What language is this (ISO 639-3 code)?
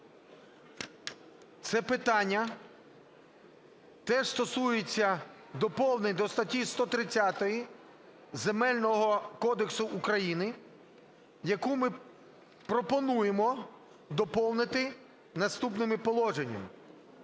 ukr